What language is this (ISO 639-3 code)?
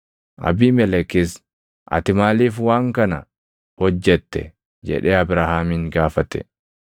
orm